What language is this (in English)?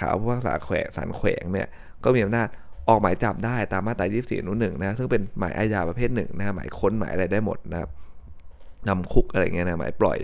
Thai